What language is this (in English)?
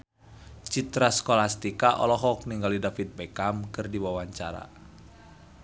Sundanese